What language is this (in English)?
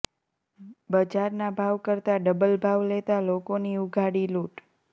Gujarati